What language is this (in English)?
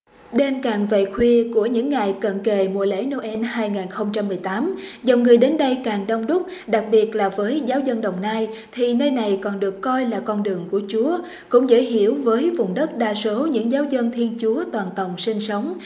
Vietnamese